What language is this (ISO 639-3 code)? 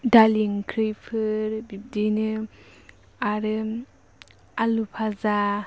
brx